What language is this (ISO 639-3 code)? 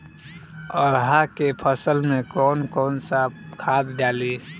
bho